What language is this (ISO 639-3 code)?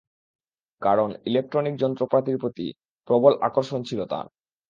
ben